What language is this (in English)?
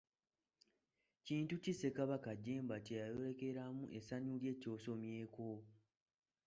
Ganda